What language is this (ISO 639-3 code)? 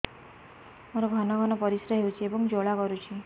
ori